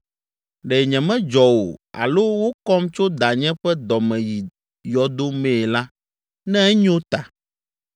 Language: Ewe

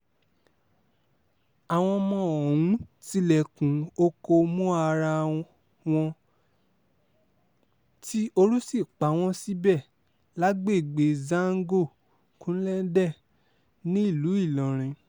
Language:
Yoruba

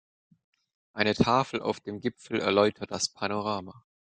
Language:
German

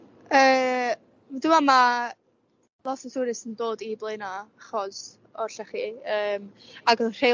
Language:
Welsh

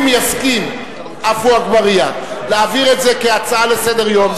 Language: Hebrew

